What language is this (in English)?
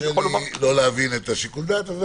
Hebrew